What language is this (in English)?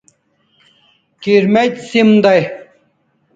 Kalasha